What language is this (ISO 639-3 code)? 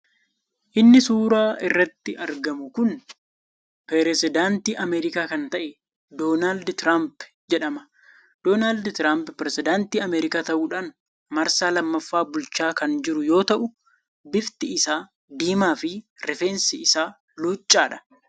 orm